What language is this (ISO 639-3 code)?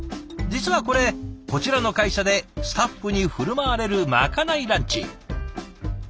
jpn